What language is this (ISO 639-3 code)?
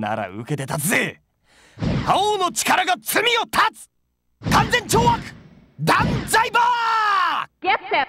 jpn